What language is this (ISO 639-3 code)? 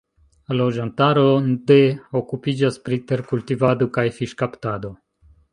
epo